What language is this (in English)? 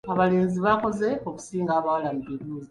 Ganda